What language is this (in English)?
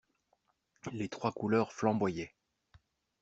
French